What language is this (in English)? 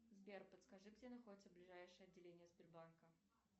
Russian